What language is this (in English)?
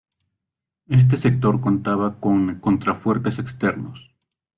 Spanish